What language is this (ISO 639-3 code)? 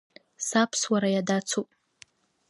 abk